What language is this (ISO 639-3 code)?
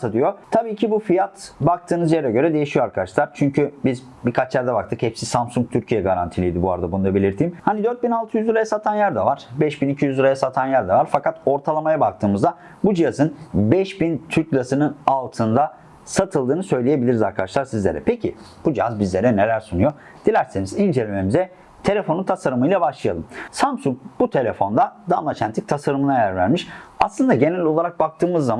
tur